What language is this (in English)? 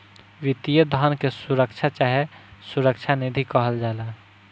Bhojpuri